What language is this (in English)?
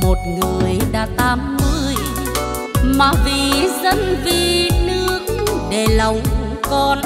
Vietnamese